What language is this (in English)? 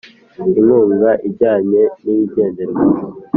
Kinyarwanda